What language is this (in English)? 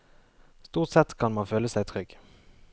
Norwegian